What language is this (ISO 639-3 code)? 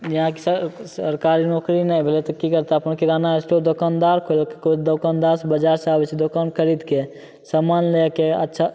mai